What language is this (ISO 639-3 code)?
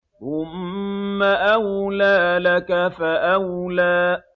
ara